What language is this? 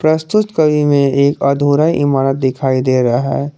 Hindi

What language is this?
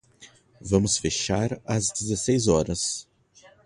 Portuguese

